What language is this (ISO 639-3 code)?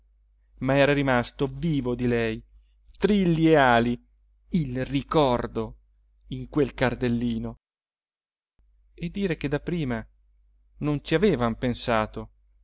ita